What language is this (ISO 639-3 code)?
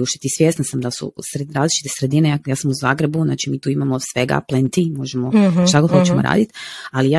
hrv